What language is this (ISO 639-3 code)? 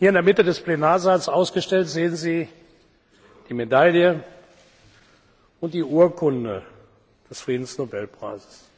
deu